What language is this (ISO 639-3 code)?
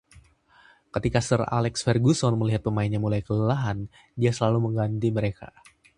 ind